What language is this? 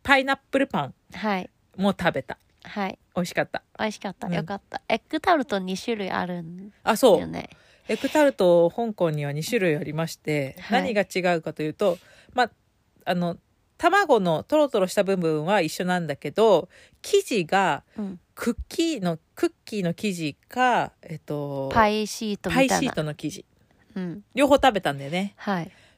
Japanese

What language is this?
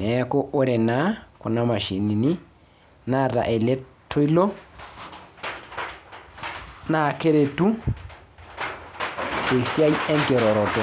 Masai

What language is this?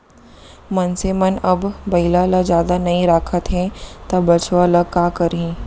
Chhattisgarhi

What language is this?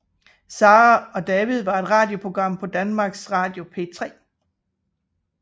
Danish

